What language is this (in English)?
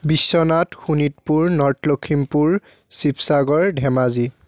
Assamese